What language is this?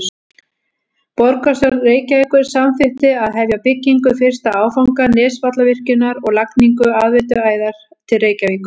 Icelandic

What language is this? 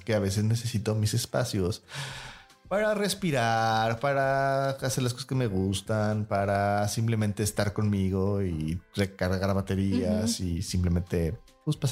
Spanish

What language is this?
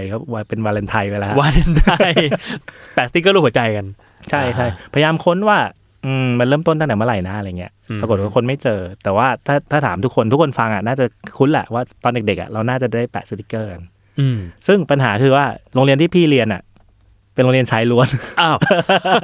Thai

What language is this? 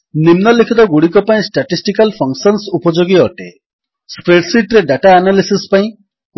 Odia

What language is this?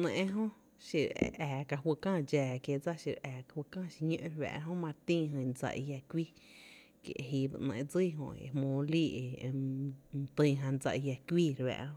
Tepinapa Chinantec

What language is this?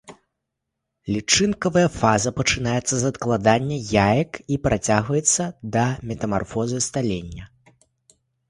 Belarusian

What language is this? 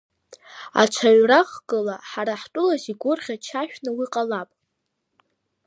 Abkhazian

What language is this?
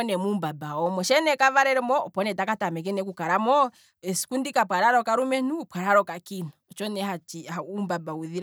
Kwambi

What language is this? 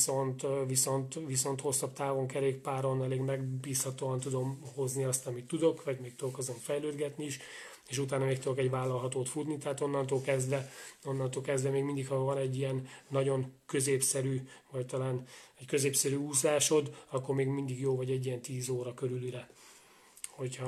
Hungarian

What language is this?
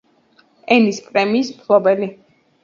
Georgian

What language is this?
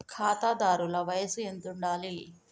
Telugu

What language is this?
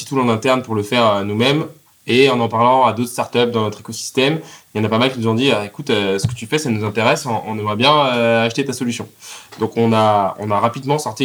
French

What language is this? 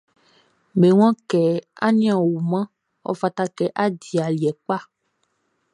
Baoulé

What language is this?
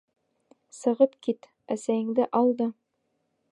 Bashkir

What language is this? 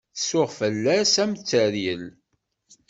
Kabyle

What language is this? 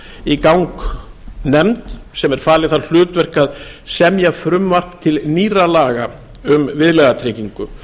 Icelandic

